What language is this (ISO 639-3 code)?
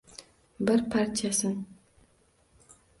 uzb